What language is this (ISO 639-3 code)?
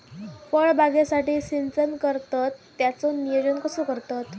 mar